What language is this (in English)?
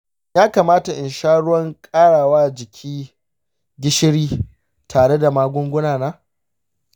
Hausa